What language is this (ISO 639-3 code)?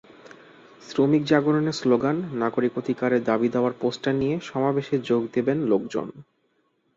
ben